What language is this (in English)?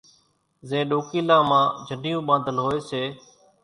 Kachi Koli